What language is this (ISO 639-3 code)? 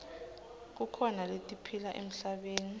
ssw